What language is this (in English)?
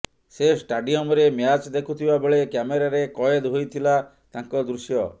Odia